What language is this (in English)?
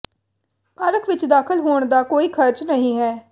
Punjabi